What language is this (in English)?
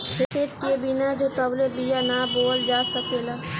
Bhojpuri